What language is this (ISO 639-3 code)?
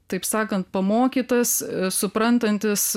lit